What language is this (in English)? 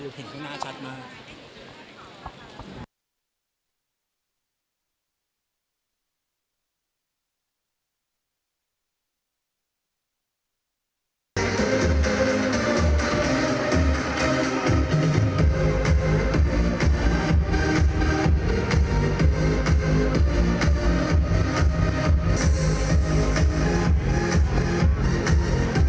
Thai